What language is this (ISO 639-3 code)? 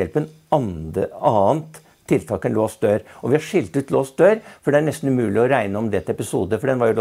nor